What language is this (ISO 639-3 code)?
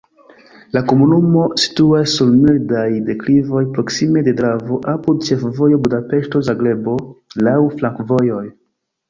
epo